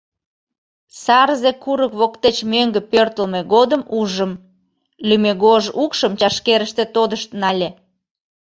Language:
Mari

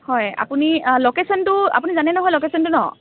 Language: Assamese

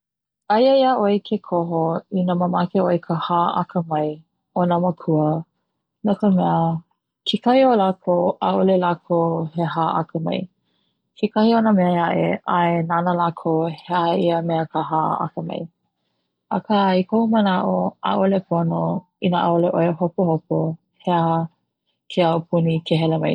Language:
Hawaiian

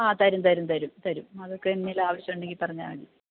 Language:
Malayalam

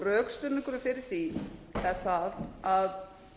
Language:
Icelandic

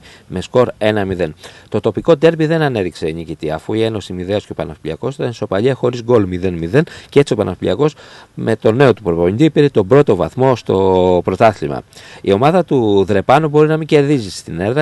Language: Greek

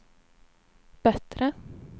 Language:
Swedish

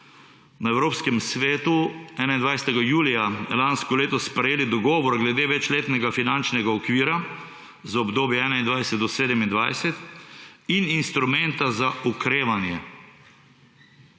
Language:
Slovenian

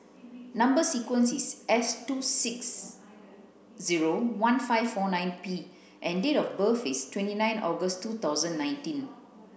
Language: English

